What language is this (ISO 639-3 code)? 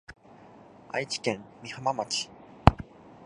jpn